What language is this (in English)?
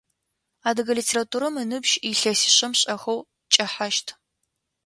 Adyghe